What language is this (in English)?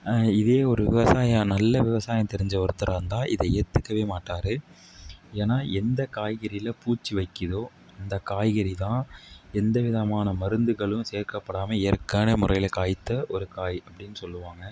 Tamil